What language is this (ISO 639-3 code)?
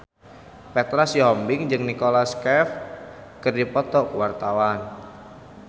sun